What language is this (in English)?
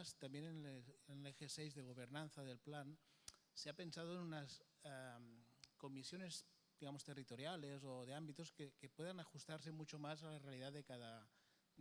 Spanish